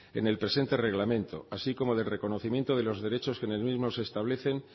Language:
Spanish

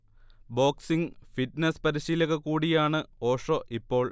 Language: Malayalam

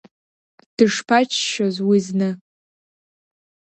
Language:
Abkhazian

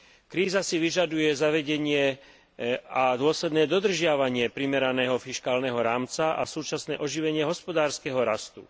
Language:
Slovak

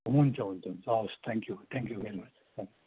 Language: Nepali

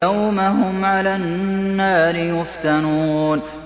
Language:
Arabic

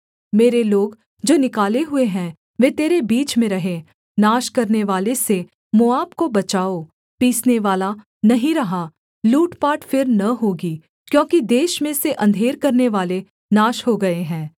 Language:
Hindi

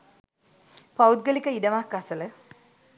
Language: Sinhala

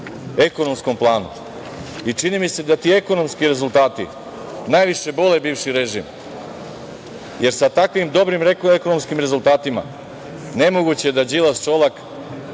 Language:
Serbian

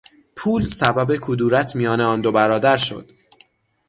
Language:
Persian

